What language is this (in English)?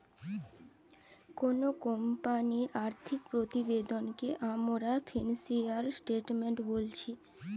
Bangla